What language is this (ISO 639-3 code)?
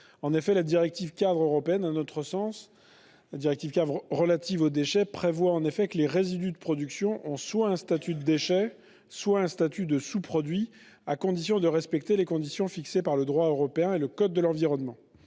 fra